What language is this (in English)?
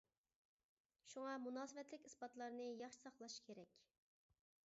Uyghur